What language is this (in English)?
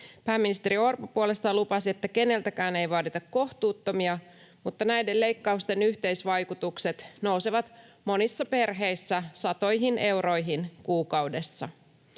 Finnish